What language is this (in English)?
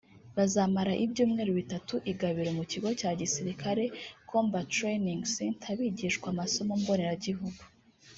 Kinyarwanda